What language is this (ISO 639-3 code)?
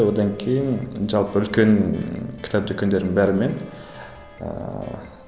kaz